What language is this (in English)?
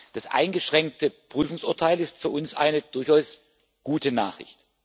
German